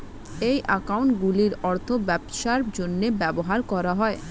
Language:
Bangla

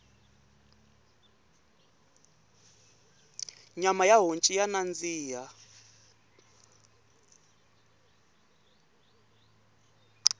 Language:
Tsonga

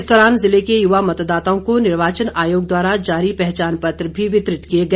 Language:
Hindi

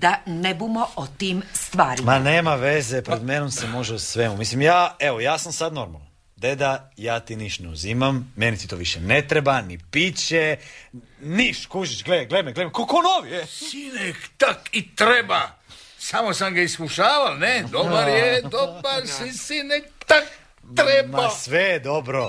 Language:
Croatian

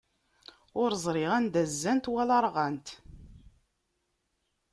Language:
Kabyle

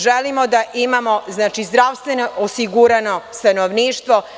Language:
Serbian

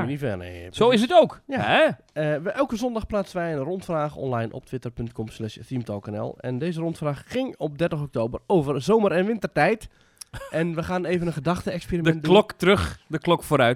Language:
Dutch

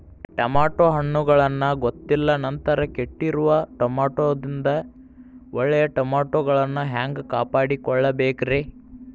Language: Kannada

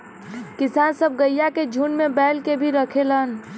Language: Bhojpuri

